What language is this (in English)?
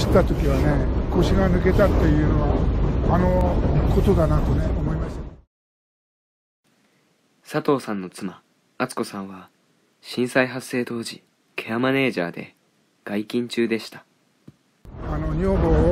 Japanese